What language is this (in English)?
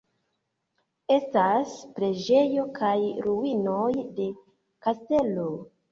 Esperanto